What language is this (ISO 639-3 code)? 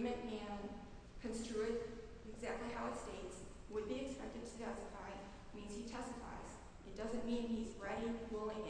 eng